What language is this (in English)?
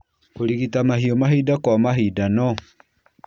Kikuyu